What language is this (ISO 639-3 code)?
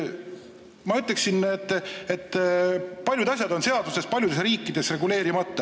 est